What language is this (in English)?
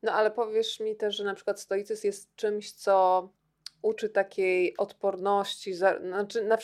Polish